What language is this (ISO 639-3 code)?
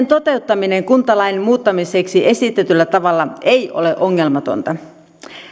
fin